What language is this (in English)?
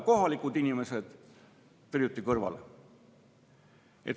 Estonian